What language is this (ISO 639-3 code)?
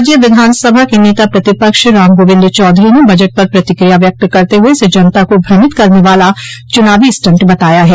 hin